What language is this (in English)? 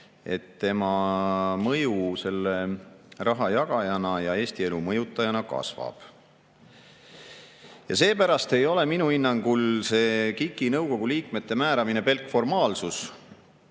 Estonian